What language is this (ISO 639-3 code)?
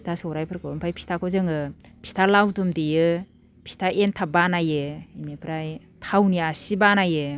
brx